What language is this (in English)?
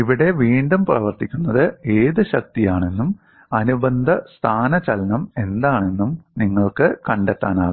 Malayalam